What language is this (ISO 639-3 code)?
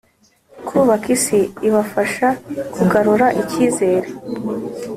kin